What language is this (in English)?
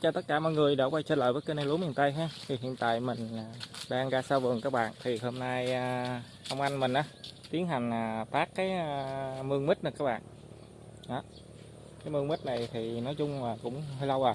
Vietnamese